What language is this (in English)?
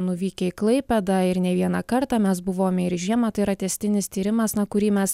Lithuanian